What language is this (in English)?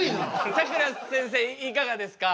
Japanese